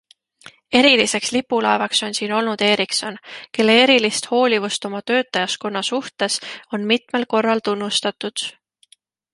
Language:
Estonian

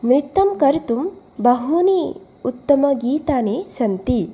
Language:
Sanskrit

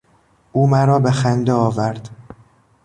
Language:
Persian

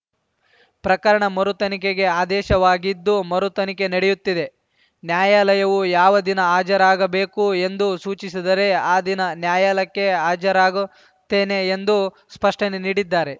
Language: Kannada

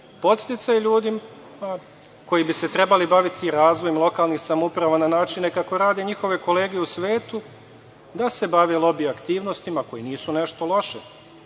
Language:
Serbian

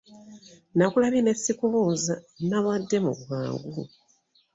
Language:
Ganda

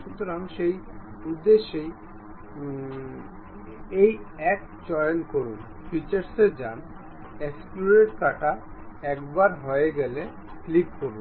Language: Bangla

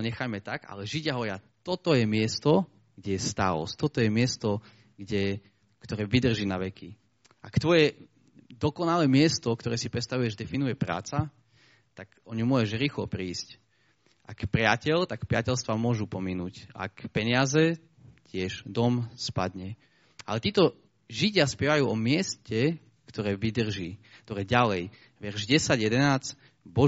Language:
Slovak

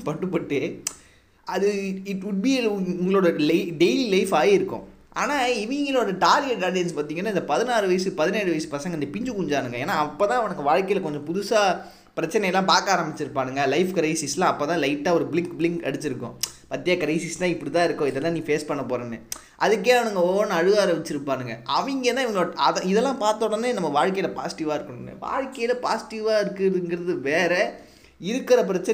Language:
Tamil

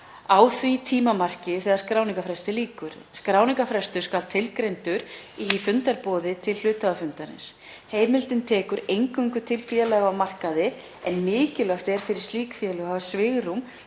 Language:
Icelandic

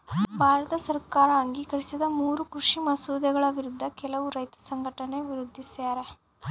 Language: Kannada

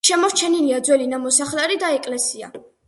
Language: Georgian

